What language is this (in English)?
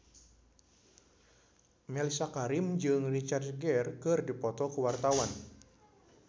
Sundanese